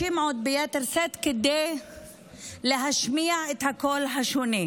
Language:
Hebrew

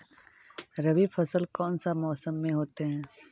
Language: Magahi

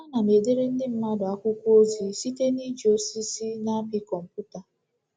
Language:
Igbo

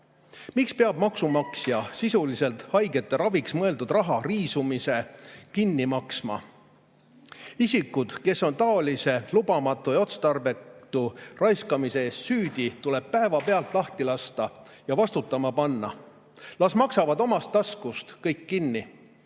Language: Estonian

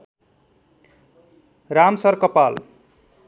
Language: Nepali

